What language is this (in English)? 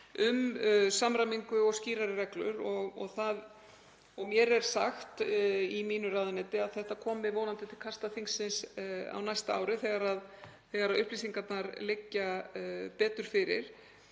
Icelandic